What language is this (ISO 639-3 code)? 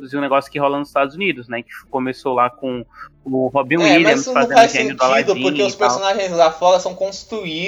por